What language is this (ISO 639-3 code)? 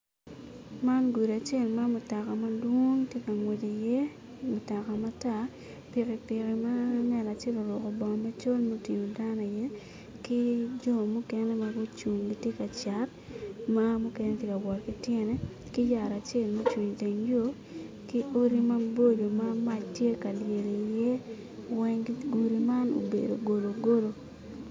ach